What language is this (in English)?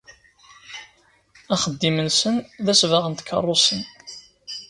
Kabyle